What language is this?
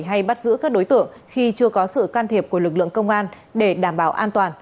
Vietnamese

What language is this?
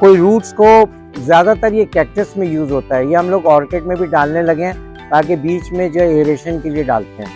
Hindi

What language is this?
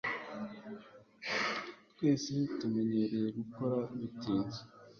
Kinyarwanda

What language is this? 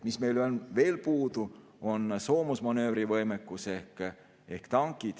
Estonian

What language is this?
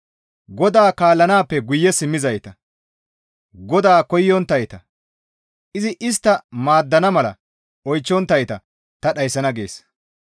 Gamo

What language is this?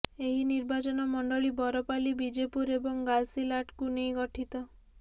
Odia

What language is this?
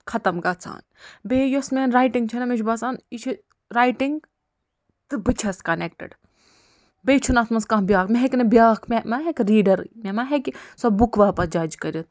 Kashmiri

